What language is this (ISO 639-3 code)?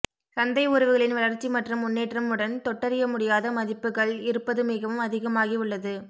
tam